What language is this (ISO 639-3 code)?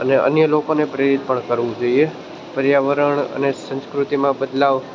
guj